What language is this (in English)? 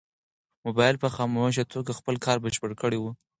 Pashto